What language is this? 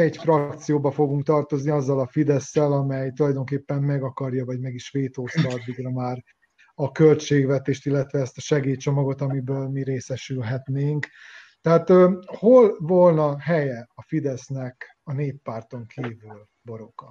Hungarian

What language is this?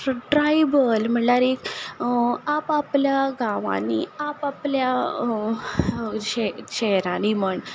Konkani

